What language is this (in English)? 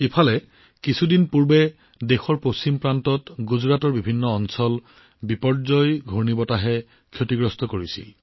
Assamese